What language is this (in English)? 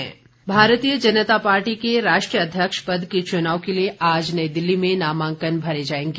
Hindi